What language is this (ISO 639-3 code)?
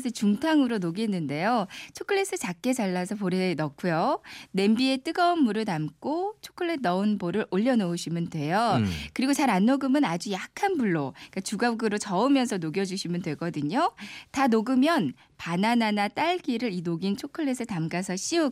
kor